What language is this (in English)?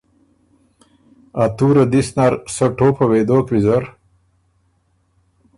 Ormuri